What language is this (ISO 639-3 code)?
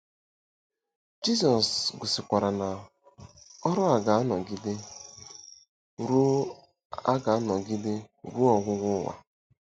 ibo